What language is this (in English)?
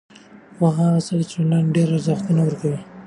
Pashto